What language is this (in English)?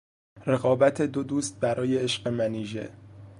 Persian